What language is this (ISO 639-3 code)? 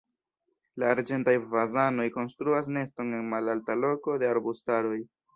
epo